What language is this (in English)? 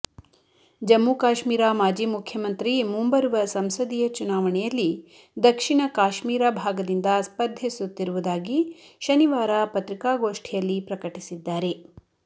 Kannada